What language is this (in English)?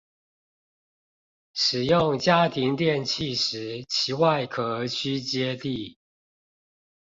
Chinese